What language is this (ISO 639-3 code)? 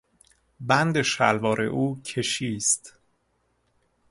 fas